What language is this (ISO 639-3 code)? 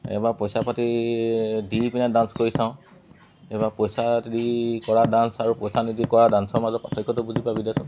asm